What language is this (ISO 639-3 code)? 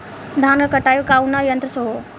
bho